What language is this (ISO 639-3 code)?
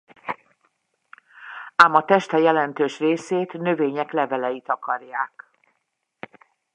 hun